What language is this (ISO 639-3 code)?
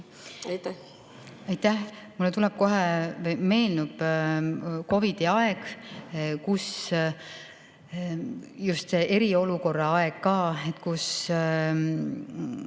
est